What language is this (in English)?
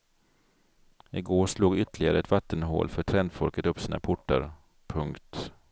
Swedish